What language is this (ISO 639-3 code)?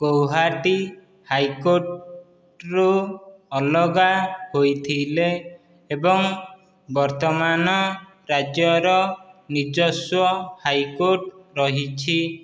ori